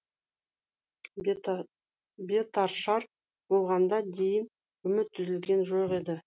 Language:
Kazakh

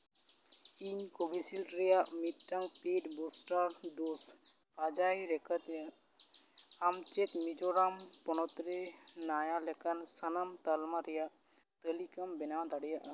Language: Santali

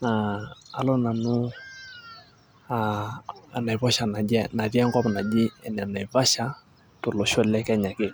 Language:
Masai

